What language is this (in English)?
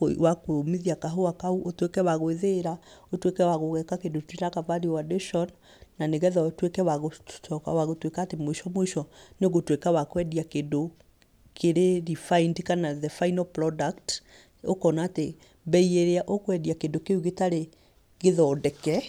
Kikuyu